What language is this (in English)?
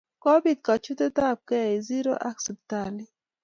Kalenjin